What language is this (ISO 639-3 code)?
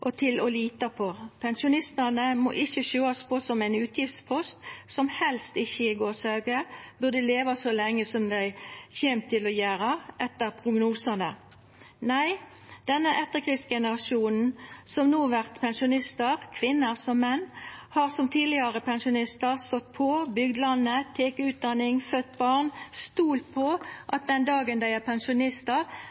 nno